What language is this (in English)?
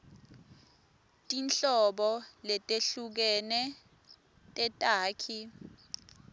Swati